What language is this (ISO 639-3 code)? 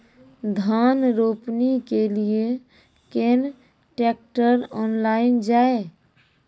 mai